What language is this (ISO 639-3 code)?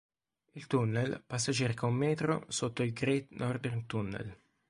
ita